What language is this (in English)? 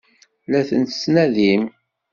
Kabyle